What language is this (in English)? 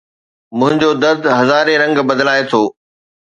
Sindhi